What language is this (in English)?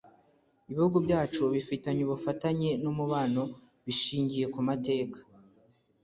Kinyarwanda